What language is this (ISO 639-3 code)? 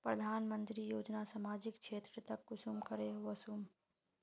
mag